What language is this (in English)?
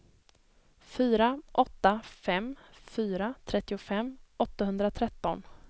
Swedish